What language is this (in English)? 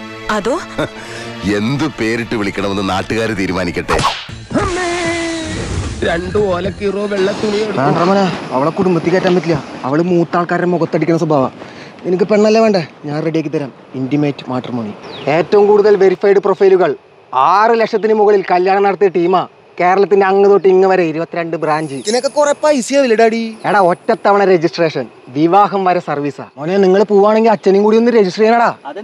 Malayalam